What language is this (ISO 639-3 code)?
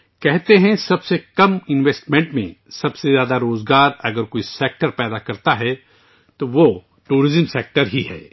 urd